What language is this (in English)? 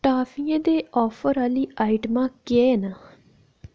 Dogri